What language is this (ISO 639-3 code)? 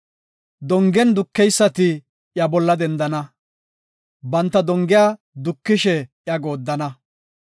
gof